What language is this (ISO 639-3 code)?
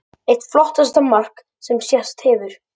isl